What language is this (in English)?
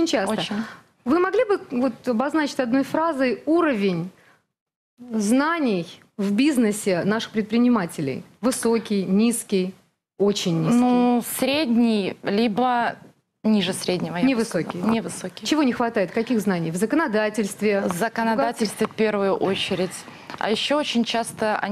Russian